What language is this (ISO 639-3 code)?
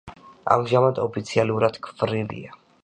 kat